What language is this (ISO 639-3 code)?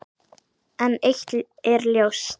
isl